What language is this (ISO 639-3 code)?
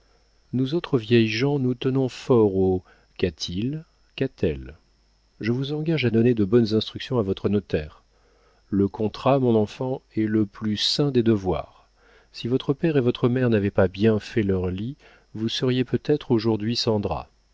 fra